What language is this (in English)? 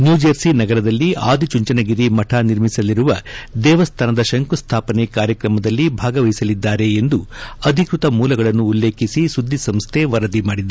Kannada